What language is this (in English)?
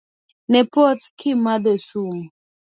Luo (Kenya and Tanzania)